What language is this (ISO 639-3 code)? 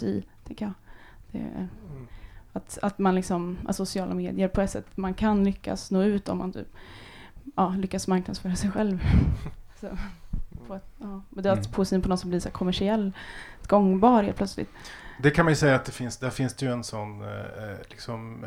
swe